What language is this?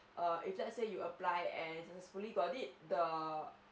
English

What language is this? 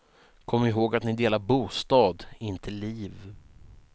Swedish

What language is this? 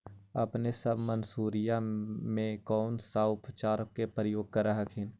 Magahi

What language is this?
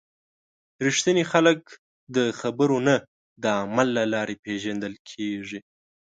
Pashto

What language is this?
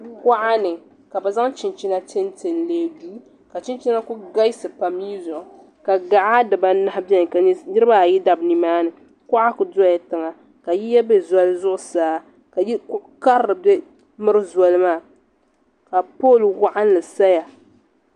Dagbani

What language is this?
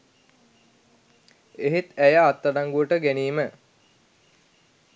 Sinhala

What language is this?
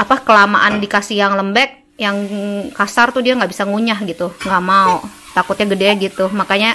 Indonesian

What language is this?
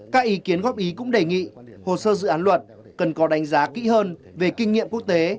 Vietnamese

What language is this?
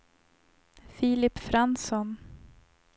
Swedish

